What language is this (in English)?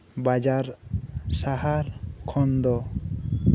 Santali